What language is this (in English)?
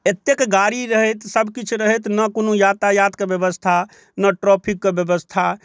Maithili